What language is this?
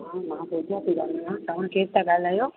Sindhi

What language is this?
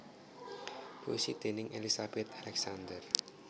Javanese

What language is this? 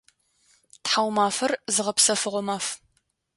Adyghe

